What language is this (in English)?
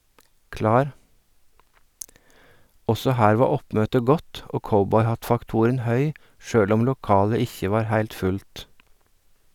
Norwegian